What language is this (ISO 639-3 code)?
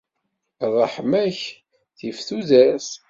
kab